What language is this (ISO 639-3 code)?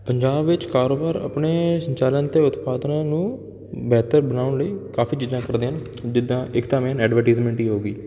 pan